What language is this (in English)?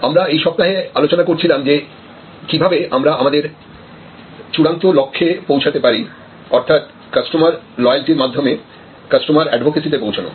Bangla